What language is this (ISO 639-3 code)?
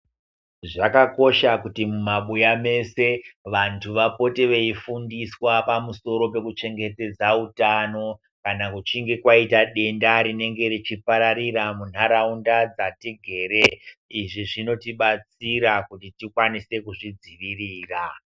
ndc